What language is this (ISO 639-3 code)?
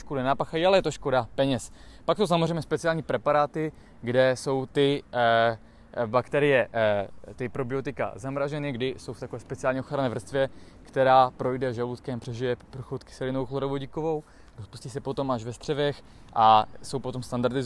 ces